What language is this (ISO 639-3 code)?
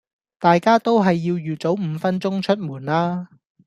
yue